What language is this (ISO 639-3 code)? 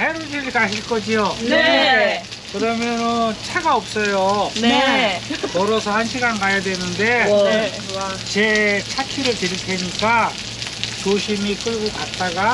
kor